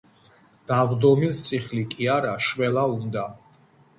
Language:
Georgian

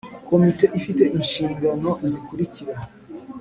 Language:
Kinyarwanda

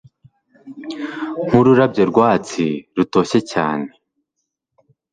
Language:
Kinyarwanda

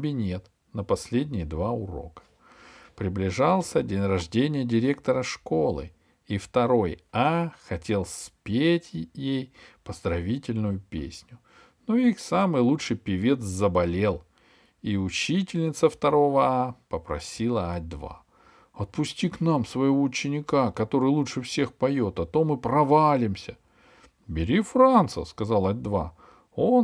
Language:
Russian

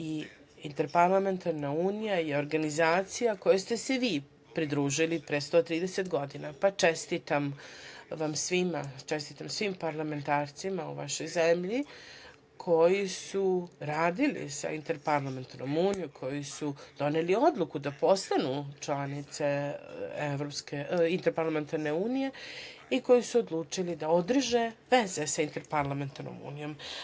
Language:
Serbian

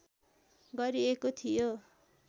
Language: Nepali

